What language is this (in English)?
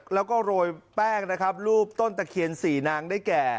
Thai